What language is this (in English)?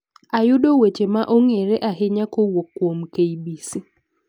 Luo (Kenya and Tanzania)